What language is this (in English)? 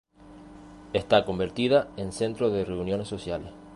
Spanish